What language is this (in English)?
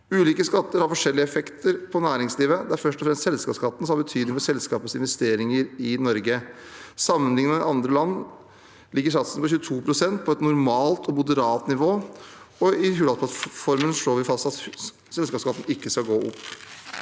Norwegian